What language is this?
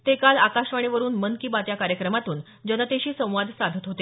Marathi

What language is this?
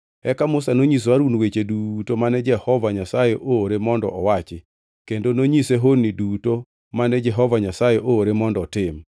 Luo (Kenya and Tanzania)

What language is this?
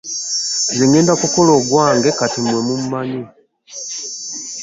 Ganda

